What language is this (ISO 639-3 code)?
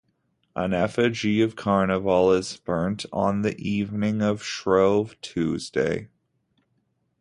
eng